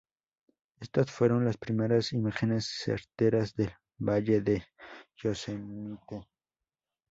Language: Spanish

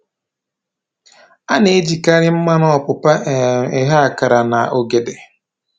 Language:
Igbo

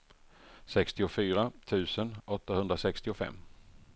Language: Swedish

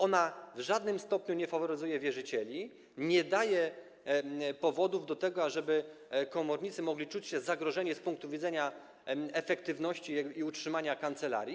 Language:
Polish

